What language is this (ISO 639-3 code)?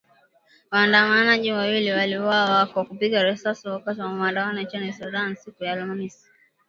swa